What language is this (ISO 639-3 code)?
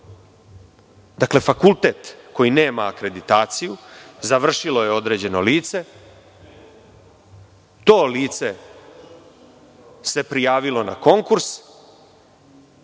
srp